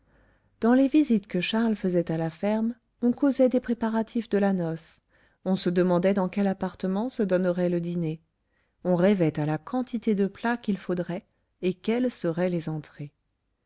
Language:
French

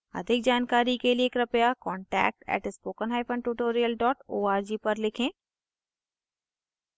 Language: Hindi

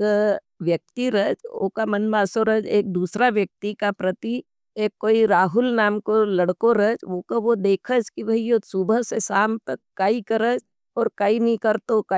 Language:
Nimadi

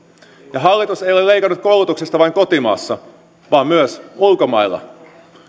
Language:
Finnish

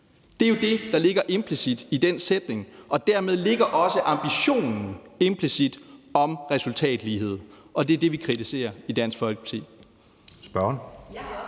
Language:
Danish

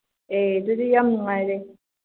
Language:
Manipuri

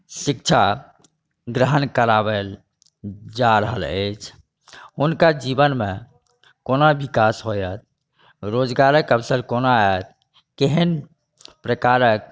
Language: Maithili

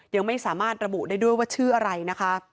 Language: Thai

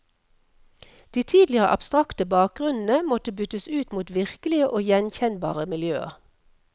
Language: Norwegian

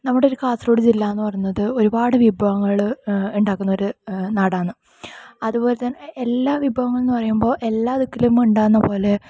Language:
Malayalam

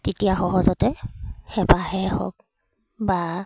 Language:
Assamese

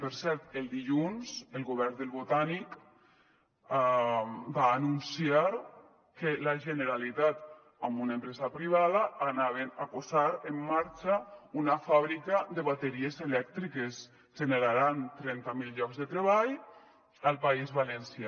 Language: Catalan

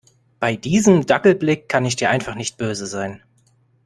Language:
German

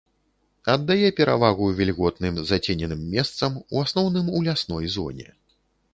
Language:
Belarusian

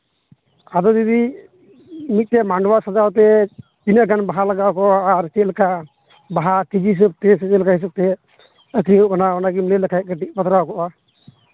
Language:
Santali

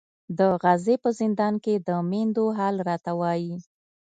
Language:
Pashto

